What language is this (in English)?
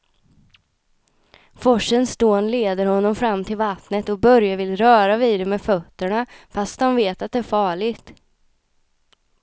Swedish